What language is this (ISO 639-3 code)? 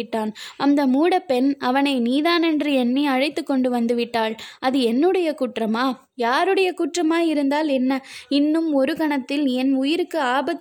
tam